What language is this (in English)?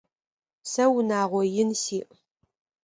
Adyghe